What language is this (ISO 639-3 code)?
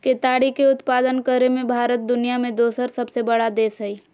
mag